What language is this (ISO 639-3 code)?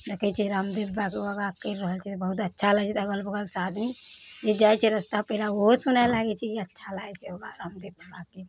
mai